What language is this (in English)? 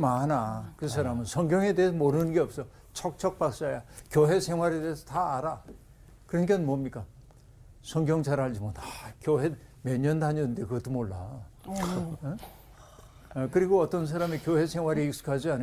Korean